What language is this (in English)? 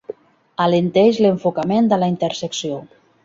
Catalan